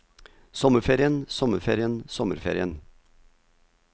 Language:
Norwegian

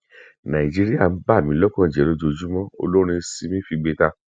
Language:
Yoruba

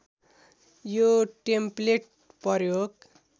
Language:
Nepali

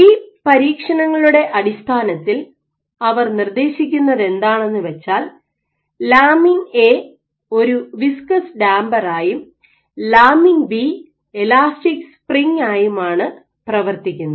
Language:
Malayalam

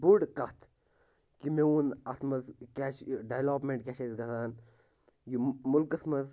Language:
Kashmiri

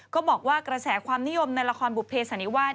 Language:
Thai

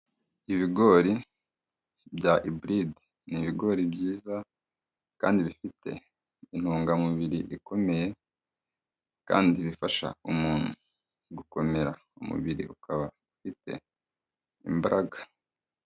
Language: Kinyarwanda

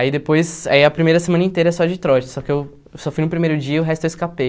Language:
Portuguese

